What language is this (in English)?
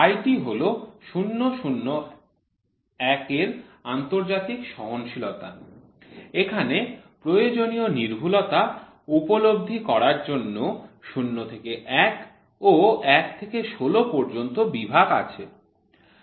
Bangla